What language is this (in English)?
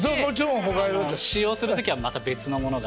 Japanese